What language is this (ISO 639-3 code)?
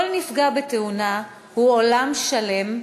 heb